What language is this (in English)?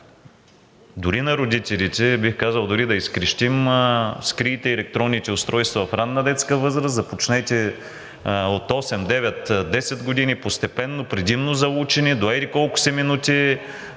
Bulgarian